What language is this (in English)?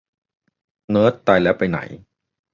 Thai